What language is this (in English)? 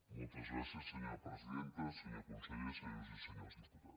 Catalan